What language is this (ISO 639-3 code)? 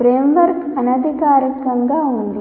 tel